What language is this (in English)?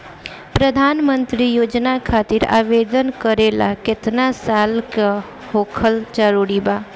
Bhojpuri